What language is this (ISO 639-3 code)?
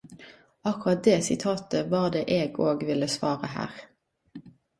nno